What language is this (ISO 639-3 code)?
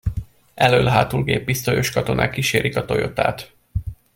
hun